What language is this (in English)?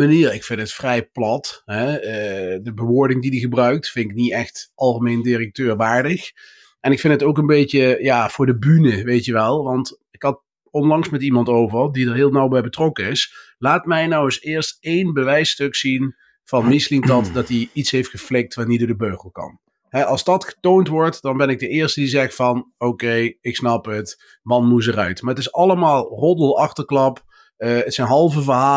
Dutch